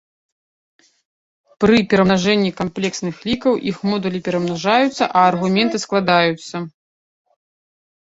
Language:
Belarusian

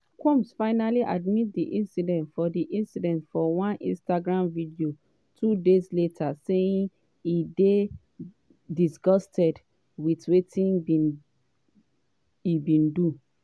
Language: Nigerian Pidgin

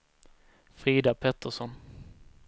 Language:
Swedish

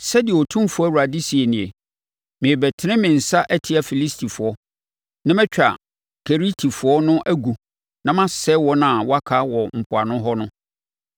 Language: Akan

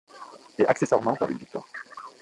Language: French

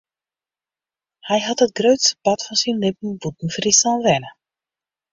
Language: Western Frisian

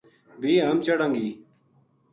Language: Gujari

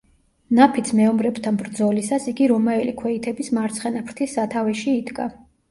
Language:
Georgian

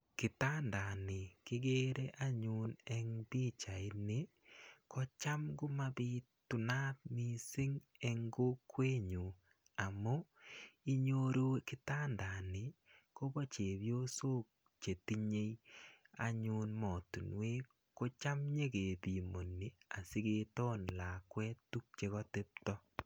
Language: Kalenjin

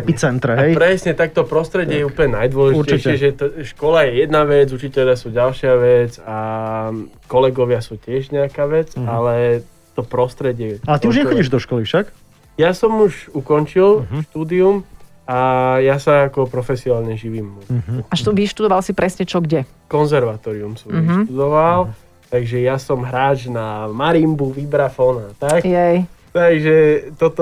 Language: Slovak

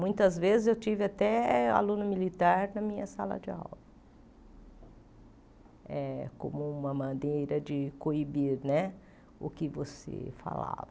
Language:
Portuguese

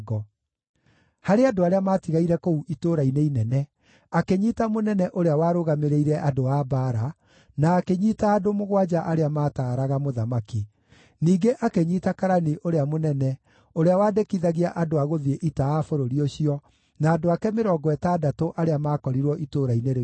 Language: Kikuyu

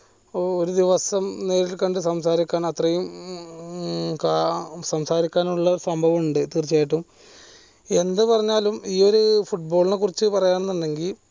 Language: Malayalam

